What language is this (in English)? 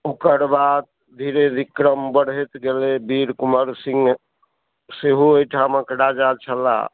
Maithili